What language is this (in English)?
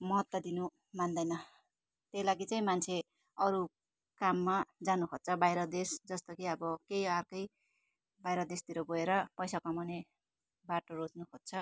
Nepali